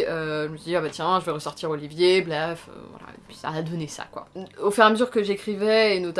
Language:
French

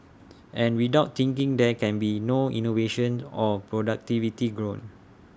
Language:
English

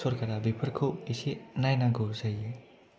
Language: Bodo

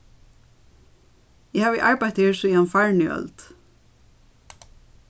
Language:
Faroese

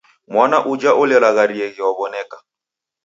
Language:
Taita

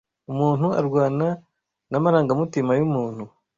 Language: Kinyarwanda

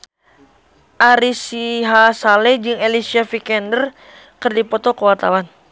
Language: Sundanese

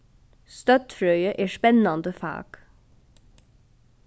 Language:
Faroese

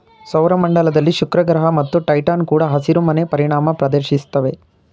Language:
Kannada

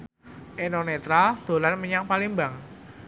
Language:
Javanese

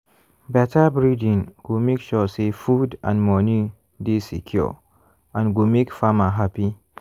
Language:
Nigerian Pidgin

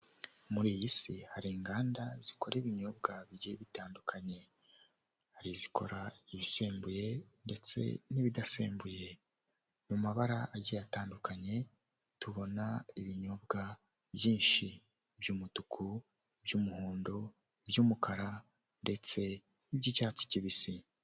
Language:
Kinyarwanda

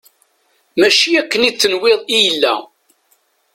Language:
Kabyle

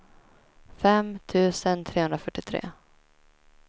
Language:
Swedish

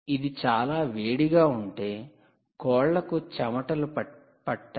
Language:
Telugu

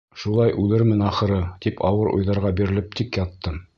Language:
Bashkir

